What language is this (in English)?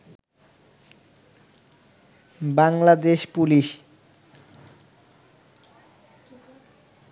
Bangla